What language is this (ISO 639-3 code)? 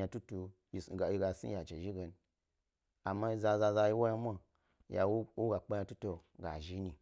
gby